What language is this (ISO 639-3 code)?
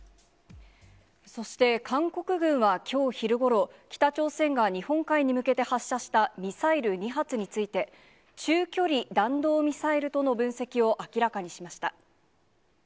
jpn